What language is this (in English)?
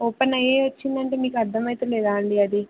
Telugu